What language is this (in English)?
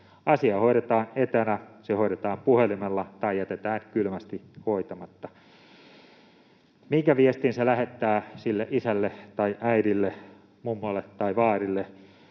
Finnish